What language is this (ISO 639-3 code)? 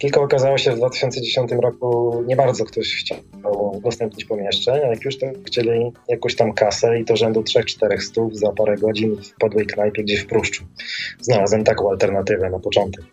pol